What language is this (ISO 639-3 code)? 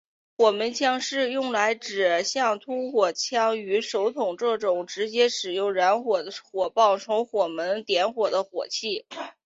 zho